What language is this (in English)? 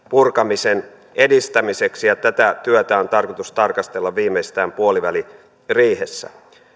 Finnish